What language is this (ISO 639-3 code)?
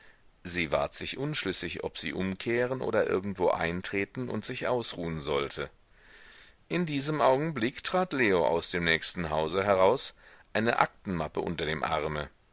deu